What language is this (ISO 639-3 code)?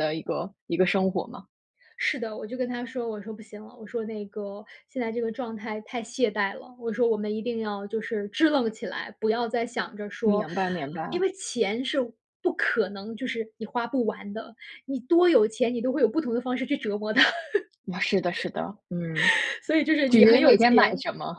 zho